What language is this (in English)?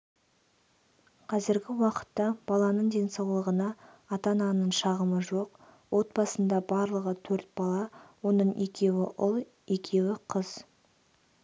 Kazakh